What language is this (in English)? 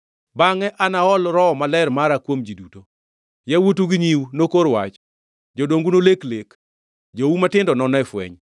Luo (Kenya and Tanzania)